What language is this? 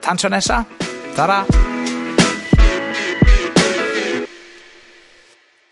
Welsh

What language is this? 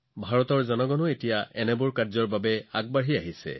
Assamese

